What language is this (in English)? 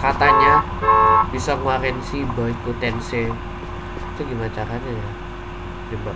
Indonesian